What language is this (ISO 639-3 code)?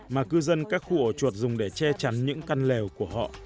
vie